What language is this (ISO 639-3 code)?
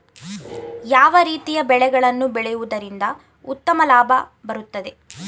kan